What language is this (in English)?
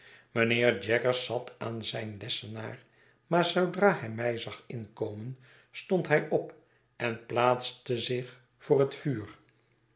Dutch